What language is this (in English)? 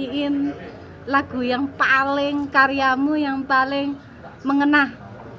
Indonesian